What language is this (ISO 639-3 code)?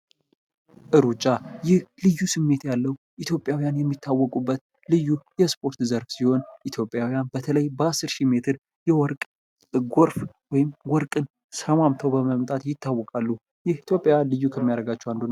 amh